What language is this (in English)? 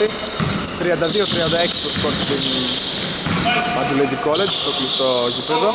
Greek